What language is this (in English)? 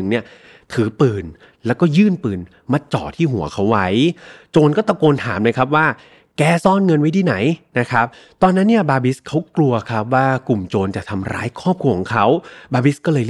Thai